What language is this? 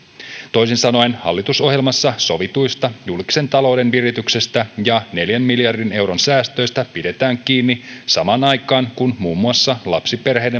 Finnish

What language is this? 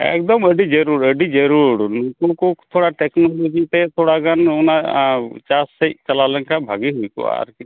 Santali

